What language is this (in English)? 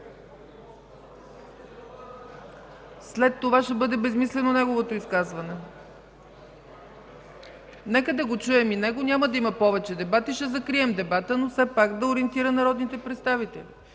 Bulgarian